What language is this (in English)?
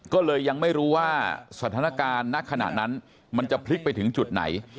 Thai